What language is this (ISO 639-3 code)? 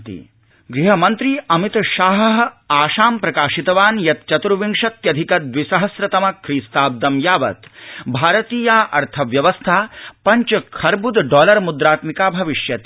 san